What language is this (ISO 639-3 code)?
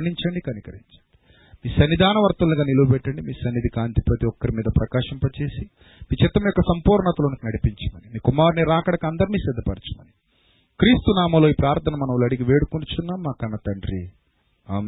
tel